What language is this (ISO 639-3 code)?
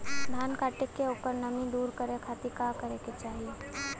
bho